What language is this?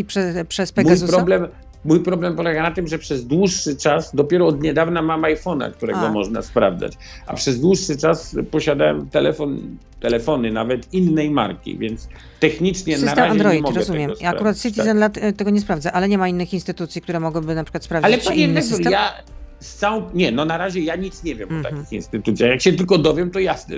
Polish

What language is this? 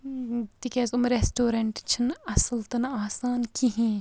Kashmiri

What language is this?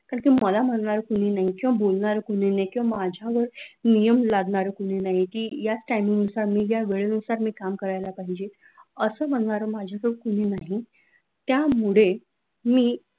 Marathi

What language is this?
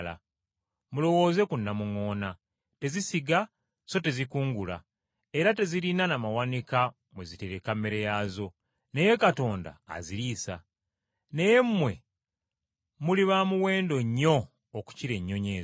Ganda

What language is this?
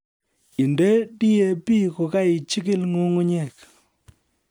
Kalenjin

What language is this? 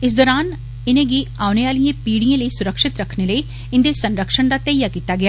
Dogri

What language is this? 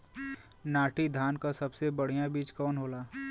Bhojpuri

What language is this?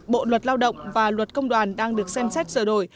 Vietnamese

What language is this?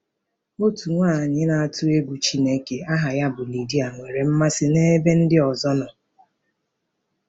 Igbo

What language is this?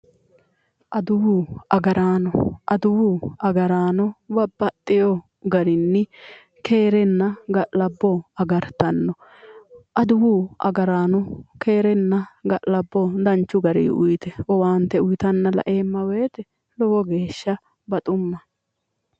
Sidamo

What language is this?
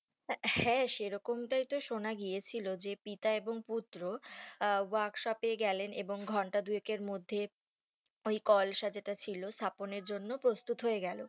Bangla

